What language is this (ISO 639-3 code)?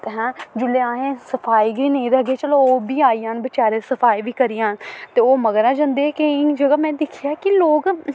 doi